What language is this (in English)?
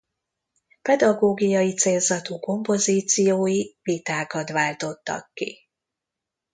Hungarian